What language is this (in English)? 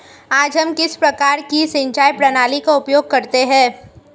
Hindi